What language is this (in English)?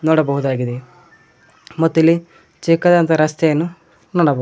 Kannada